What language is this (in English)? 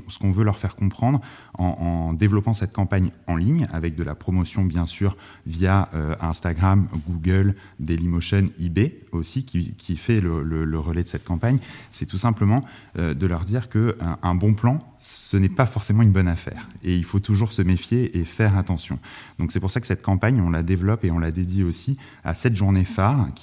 French